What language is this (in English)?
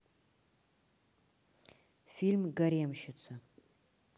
Russian